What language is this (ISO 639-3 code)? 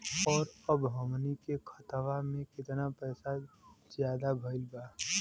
bho